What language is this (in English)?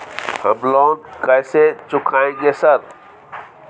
Maithili